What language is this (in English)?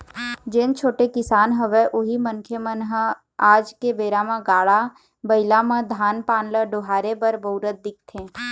Chhattisgarhi